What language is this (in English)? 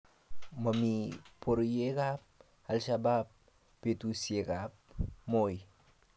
Kalenjin